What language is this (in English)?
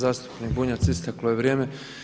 Croatian